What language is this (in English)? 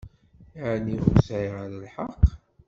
Kabyle